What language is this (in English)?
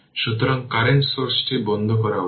Bangla